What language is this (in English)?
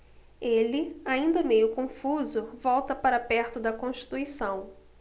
Portuguese